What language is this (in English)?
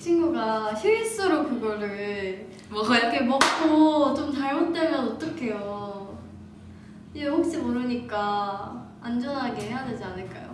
Korean